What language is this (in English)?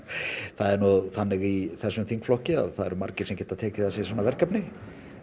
Icelandic